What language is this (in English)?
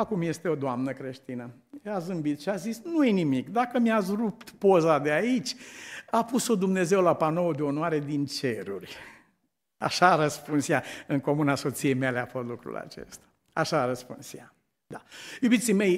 Romanian